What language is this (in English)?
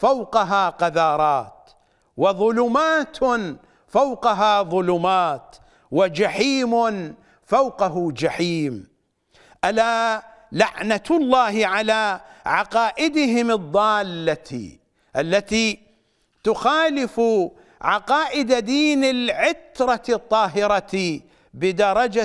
Arabic